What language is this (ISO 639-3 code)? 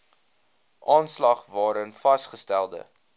afr